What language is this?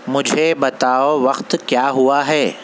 Urdu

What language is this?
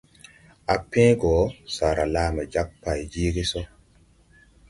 Tupuri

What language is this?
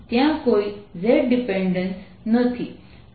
Gujarati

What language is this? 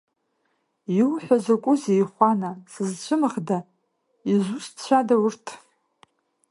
Abkhazian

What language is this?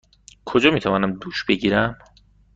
Persian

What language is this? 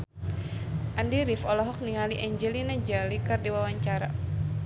Sundanese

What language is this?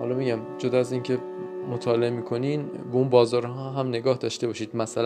Persian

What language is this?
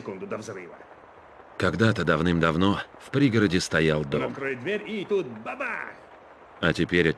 Russian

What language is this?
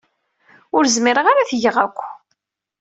Kabyle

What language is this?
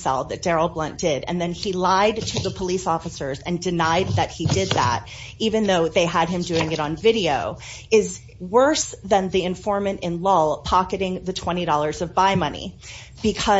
English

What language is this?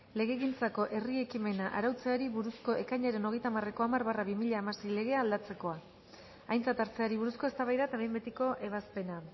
Basque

